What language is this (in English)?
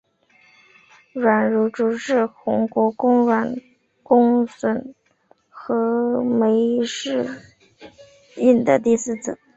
Chinese